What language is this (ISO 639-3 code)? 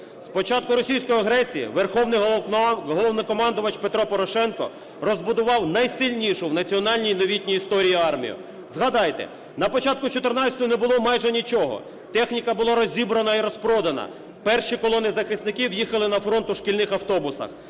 ukr